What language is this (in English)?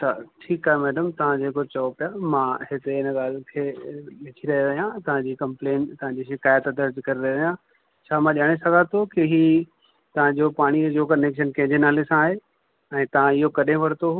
Sindhi